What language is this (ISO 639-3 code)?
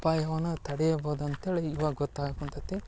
kan